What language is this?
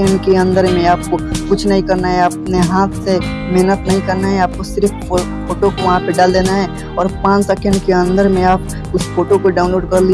Hindi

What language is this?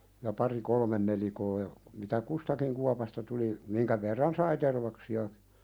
Finnish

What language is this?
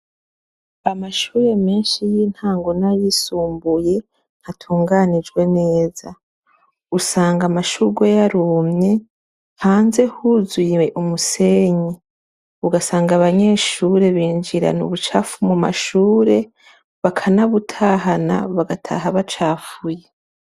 Rundi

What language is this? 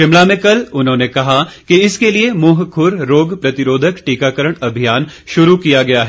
Hindi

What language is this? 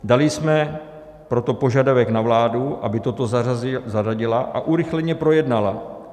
Czech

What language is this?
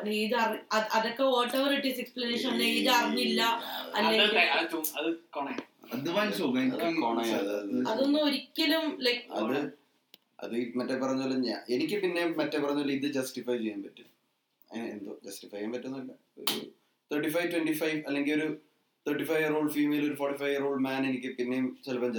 Malayalam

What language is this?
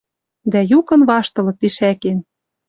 Western Mari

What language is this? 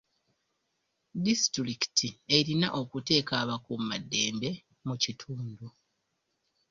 Ganda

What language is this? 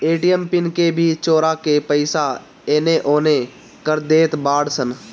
Bhojpuri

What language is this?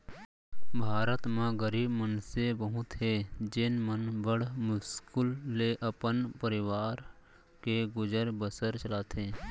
Chhattisgarhi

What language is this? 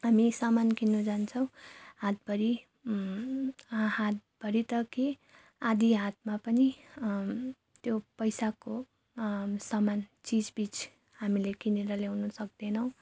Nepali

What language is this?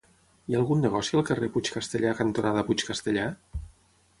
Catalan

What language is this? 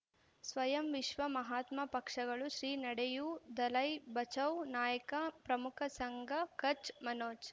Kannada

